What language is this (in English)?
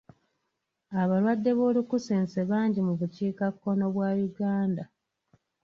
Ganda